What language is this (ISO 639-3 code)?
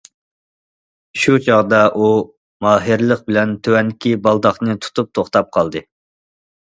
uig